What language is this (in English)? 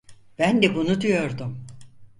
Turkish